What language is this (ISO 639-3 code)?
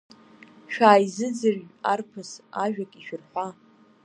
abk